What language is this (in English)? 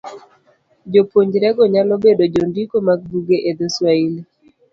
Luo (Kenya and Tanzania)